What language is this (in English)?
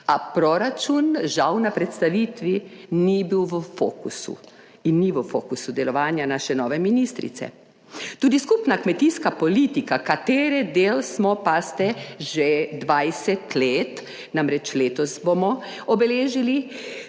Slovenian